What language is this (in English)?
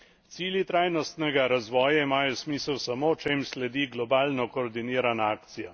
Slovenian